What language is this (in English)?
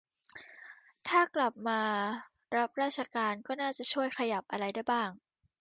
Thai